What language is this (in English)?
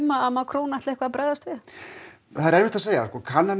Icelandic